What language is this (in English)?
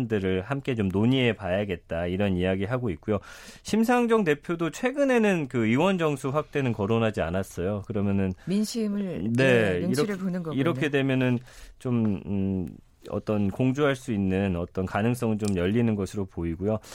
Korean